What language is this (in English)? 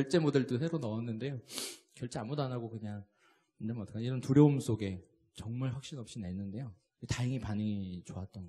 Korean